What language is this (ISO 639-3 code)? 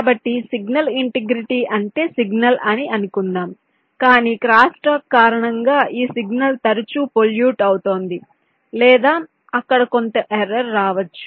tel